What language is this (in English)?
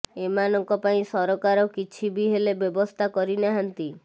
Odia